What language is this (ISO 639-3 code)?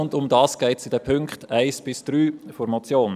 gsw